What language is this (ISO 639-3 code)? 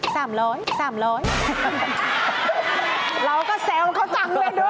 tha